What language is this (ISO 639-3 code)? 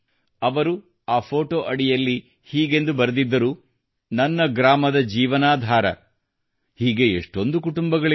kan